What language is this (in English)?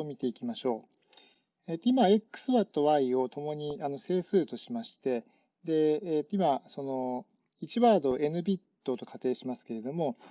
Japanese